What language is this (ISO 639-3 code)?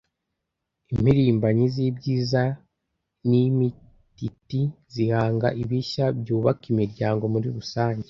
kin